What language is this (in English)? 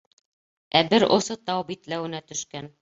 Bashkir